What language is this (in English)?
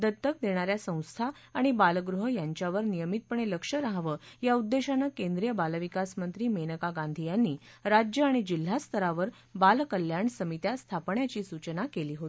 Marathi